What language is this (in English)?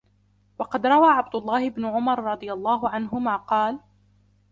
Arabic